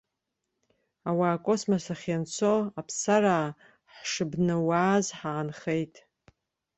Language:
Abkhazian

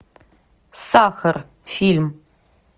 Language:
Russian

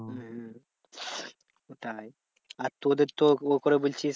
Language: Bangla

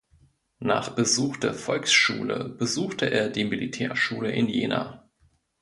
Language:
German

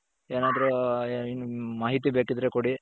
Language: Kannada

